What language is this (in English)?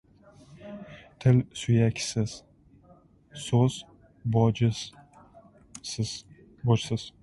Uzbek